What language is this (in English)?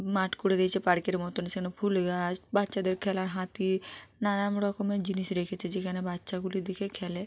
Bangla